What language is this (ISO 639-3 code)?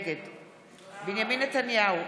heb